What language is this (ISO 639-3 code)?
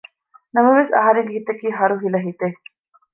div